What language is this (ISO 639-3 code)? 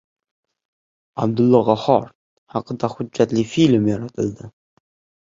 uzb